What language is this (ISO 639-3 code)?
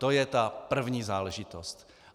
ces